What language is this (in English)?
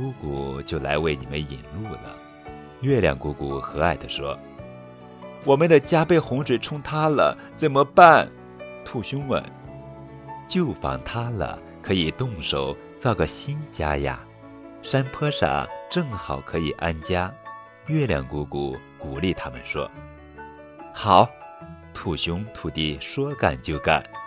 Chinese